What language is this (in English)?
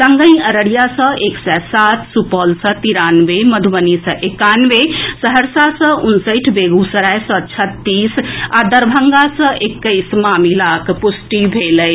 Maithili